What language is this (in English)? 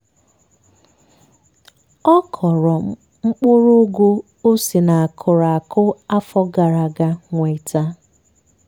Igbo